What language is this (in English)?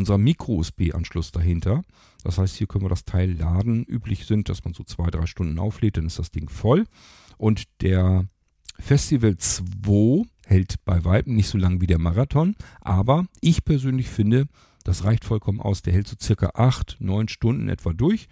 German